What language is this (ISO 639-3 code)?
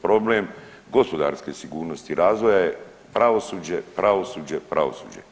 hrv